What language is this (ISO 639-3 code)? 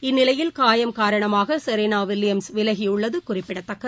tam